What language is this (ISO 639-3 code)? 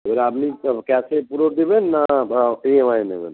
ben